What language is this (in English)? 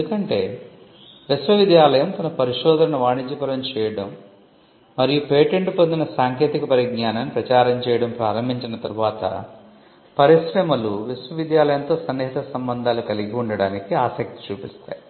Telugu